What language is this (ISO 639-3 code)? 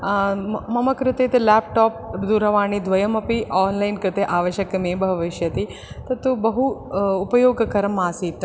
san